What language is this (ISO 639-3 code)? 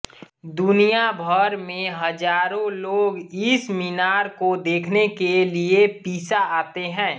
hin